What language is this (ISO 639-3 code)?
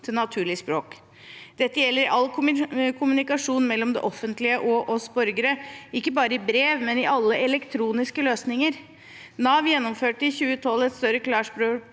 nor